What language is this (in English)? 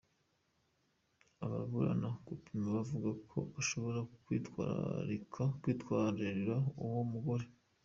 Kinyarwanda